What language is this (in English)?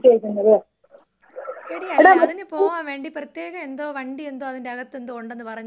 Malayalam